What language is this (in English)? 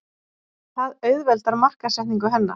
Icelandic